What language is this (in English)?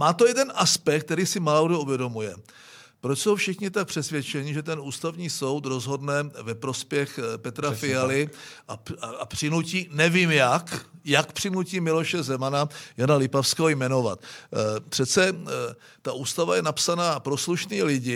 Czech